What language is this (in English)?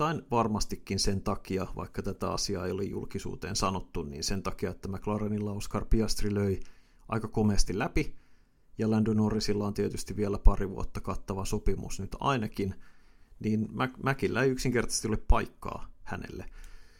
Finnish